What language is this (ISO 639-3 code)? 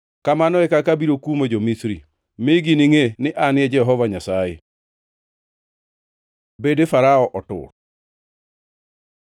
luo